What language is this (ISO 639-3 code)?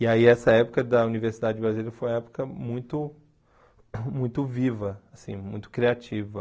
por